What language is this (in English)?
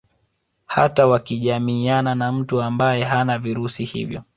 Swahili